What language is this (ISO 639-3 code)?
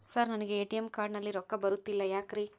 kan